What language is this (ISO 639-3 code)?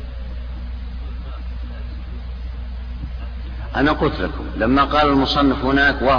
ara